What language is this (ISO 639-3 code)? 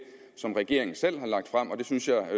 dan